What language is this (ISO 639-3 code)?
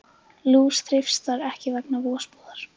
isl